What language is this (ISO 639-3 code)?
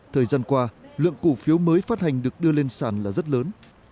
vie